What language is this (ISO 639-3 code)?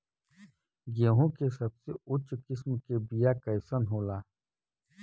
bho